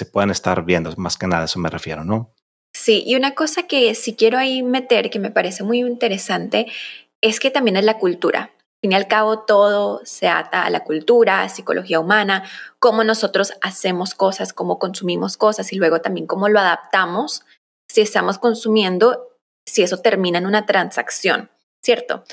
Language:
Spanish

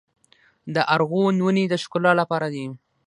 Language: Pashto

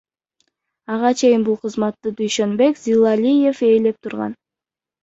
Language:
Kyrgyz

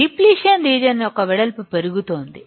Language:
Telugu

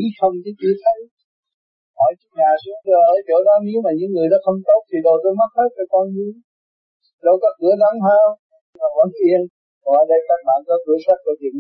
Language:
Vietnamese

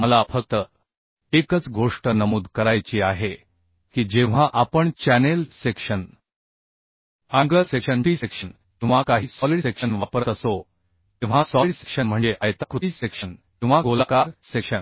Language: Marathi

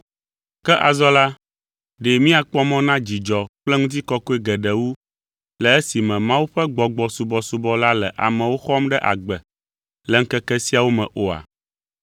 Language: Ewe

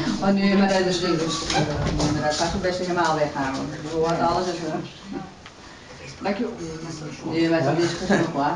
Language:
Dutch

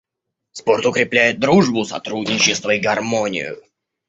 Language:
Russian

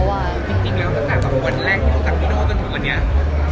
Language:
Thai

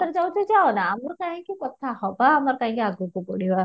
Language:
Odia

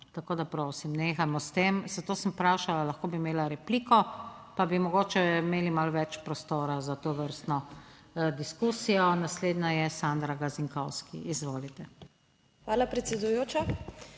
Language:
Slovenian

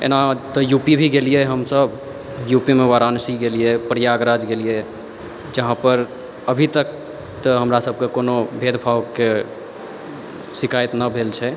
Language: Maithili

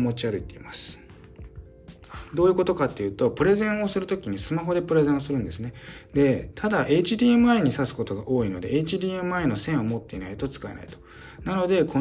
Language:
Japanese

